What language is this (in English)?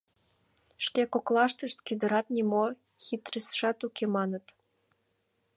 Mari